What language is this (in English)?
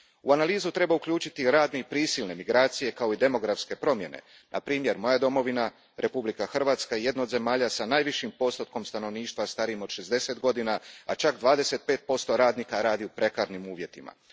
Croatian